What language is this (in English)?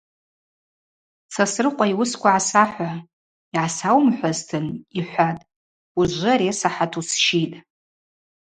Abaza